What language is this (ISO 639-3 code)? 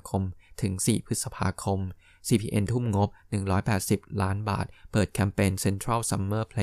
tha